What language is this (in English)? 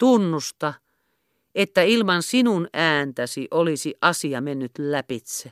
Finnish